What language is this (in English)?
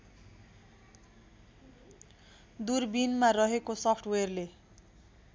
Nepali